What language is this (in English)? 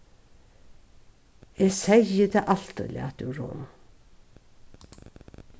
Faroese